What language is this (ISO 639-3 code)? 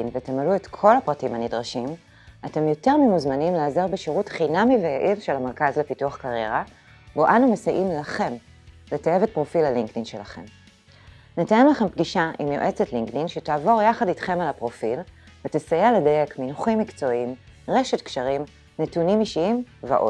heb